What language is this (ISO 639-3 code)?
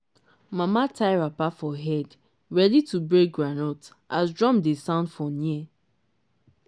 pcm